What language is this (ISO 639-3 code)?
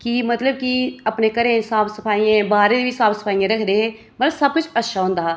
doi